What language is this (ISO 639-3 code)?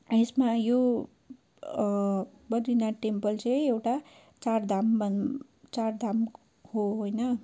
nep